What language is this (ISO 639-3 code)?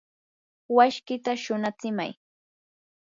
qur